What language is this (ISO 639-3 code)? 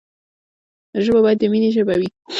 pus